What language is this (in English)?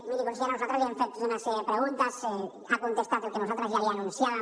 Catalan